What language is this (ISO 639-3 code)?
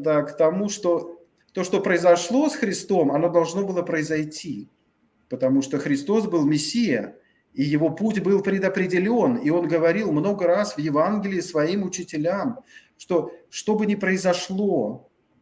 rus